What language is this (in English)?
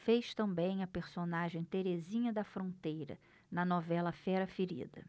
Portuguese